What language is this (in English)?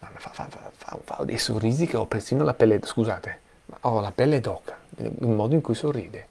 Italian